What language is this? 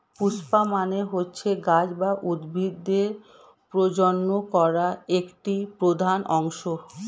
Bangla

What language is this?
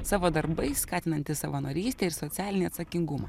Lithuanian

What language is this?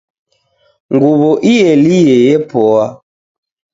Taita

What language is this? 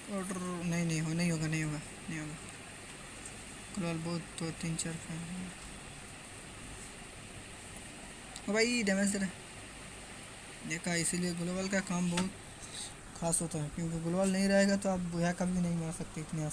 Hindi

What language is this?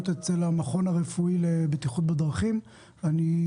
Hebrew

